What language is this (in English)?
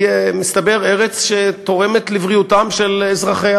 Hebrew